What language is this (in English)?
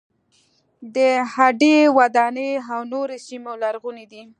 Pashto